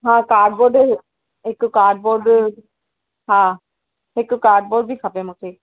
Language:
Sindhi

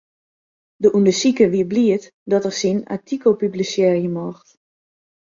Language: Western Frisian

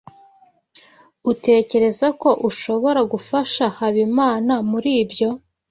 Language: Kinyarwanda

